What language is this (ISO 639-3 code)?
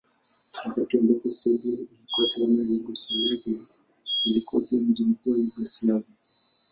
swa